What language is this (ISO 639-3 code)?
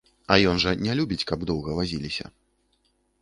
bel